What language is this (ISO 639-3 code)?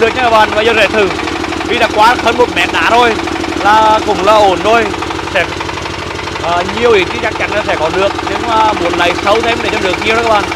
vie